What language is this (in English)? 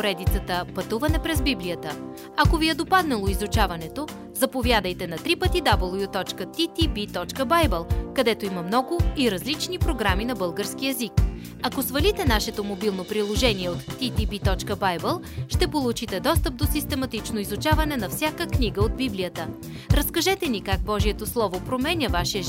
Bulgarian